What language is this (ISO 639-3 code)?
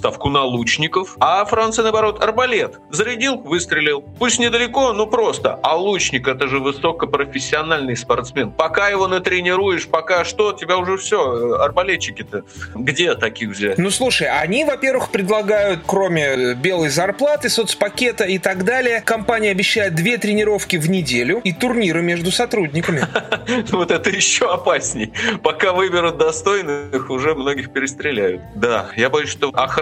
rus